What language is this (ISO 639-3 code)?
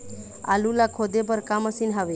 hne